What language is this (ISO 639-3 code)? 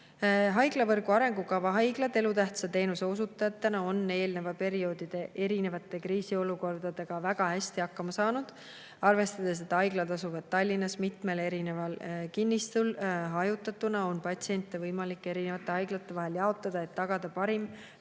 est